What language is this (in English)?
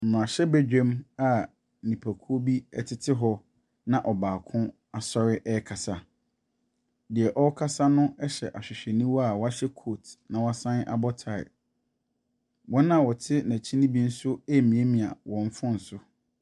Akan